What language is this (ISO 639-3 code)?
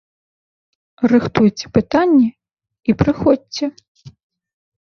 bel